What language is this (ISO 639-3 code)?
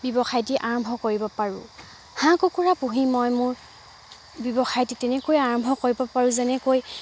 asm